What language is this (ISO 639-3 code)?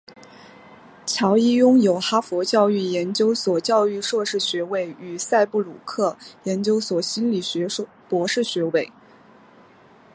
zho